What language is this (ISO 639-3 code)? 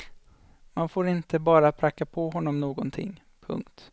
swe